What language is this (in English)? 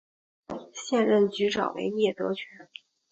Chinese